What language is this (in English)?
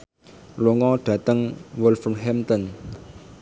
Javanese